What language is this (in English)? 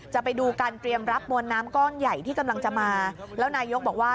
Thai